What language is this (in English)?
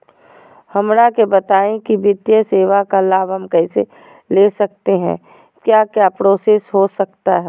Magahi